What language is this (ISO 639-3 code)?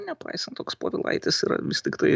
lit